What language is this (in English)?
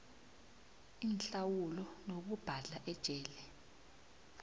South Ndebele